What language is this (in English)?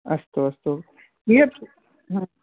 Sanskrit